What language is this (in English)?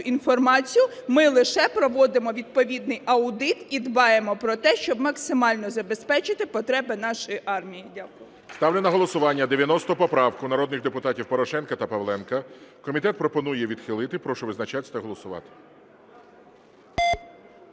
Ukrainian